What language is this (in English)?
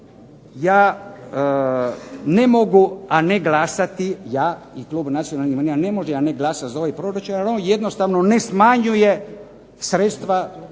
Croatian